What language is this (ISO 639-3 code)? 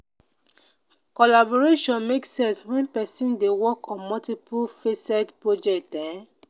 pcm